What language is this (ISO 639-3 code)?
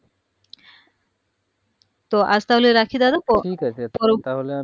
ben